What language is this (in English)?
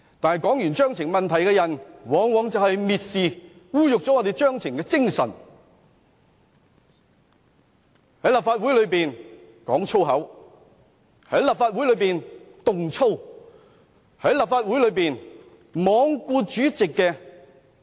Cantonese